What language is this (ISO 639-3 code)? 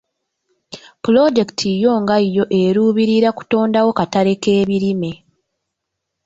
lug